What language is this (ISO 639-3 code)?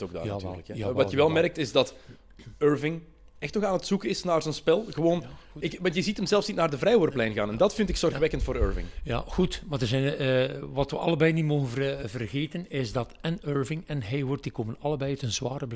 nld